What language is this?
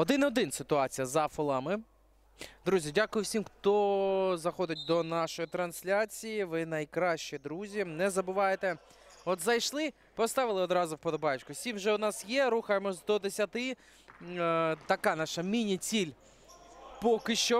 Ukrainian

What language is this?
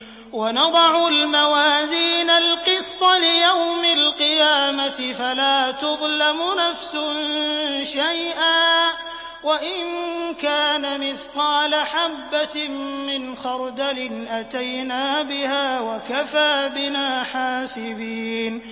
Arabic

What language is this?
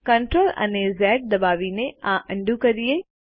Gujarati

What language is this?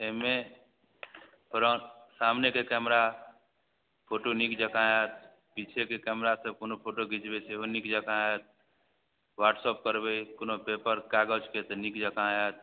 Maithili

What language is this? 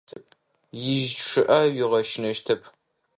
Adyghe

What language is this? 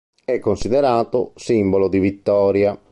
Italian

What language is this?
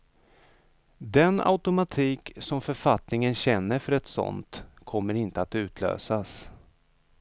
Swedish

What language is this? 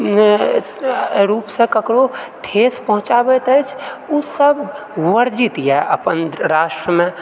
Maithili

